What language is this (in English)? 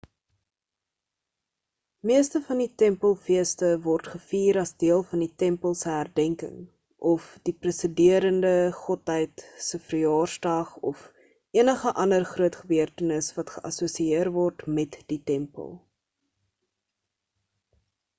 Afrikaans